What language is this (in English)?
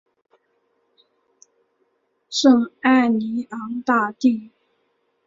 Chinese